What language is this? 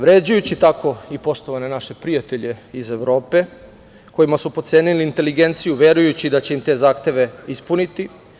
Serbian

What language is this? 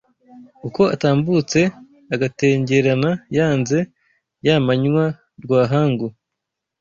Kinyarwanda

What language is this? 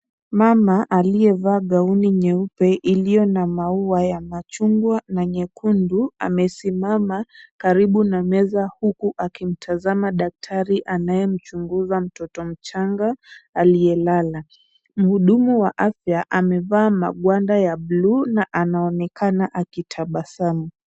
Swahili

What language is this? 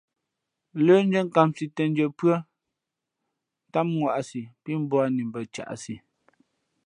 Fe'fe'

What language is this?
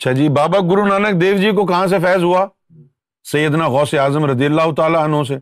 Urdu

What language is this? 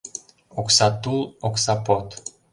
Mari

